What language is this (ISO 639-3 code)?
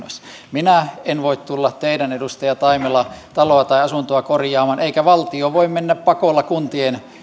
fin